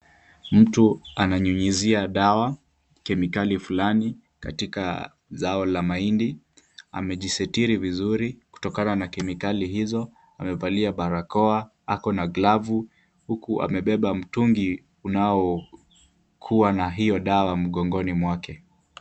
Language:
Swahili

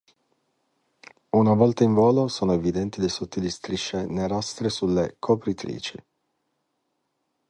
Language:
Italian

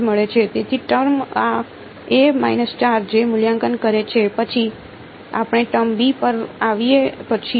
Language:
Gujarati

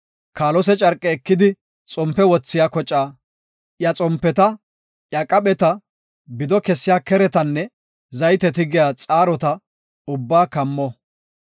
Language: Gofa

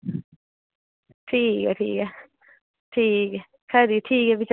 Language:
Dogri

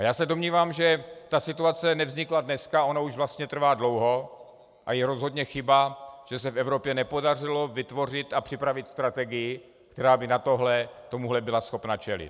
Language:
Czech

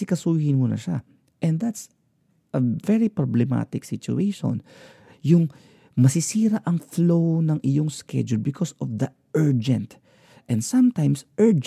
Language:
Filipino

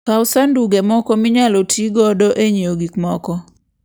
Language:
Luo (Kenya and Tanzania)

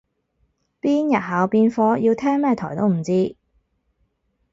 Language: Cantonese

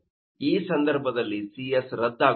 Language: Kannada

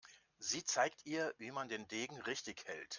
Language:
German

